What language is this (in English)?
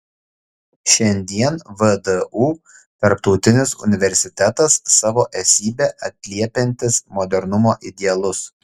Lithuanian